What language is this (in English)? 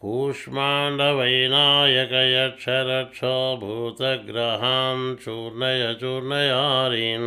Telugu